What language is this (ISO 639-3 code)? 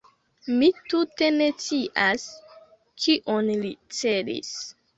epo